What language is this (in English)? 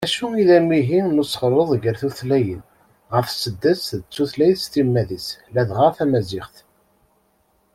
Kabyle